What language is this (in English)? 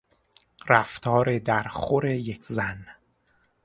Persian